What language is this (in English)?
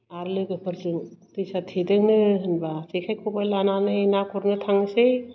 Bodo